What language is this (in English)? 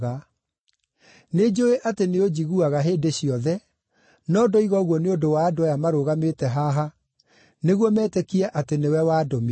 Kikuyu